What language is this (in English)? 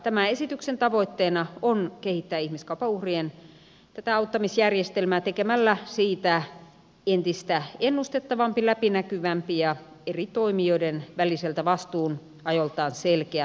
Finnish